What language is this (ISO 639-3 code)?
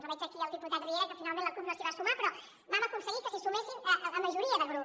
cat